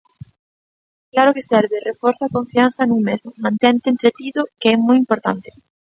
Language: Galician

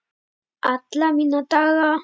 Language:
Icelandic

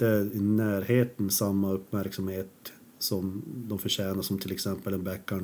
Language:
Swedish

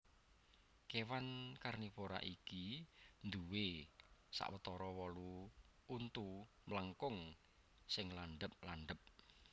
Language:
Javanese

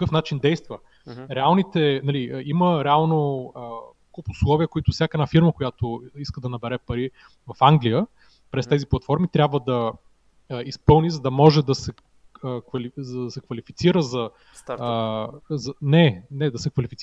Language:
Bulgarian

